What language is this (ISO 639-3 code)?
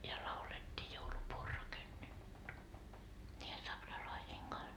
fin